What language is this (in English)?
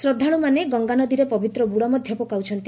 Odia